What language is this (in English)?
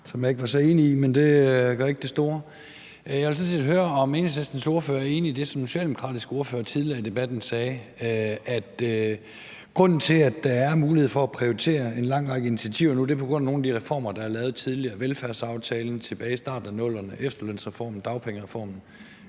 Danish